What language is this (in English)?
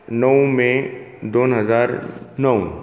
Konkani